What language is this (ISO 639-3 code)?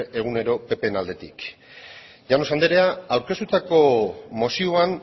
eus